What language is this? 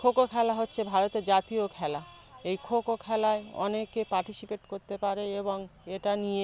Bangla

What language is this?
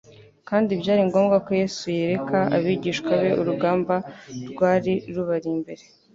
Kinyarwanda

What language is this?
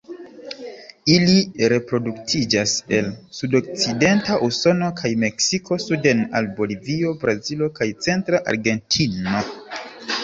Esperanto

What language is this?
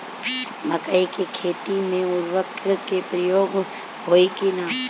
Bhojpuri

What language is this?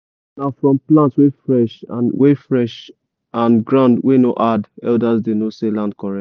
Nigerian Pidgin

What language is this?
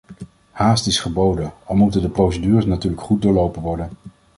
Dutch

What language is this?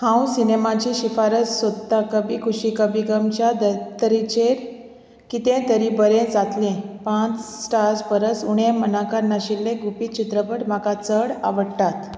Konkani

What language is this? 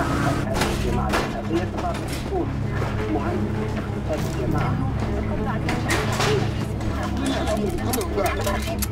Arabic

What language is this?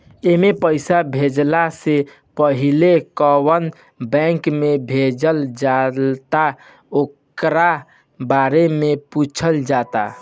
Bhojpuri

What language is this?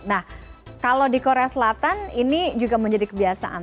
Indonesian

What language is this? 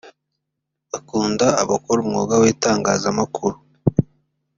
Kinyarwanda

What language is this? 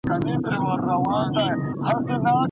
Pashto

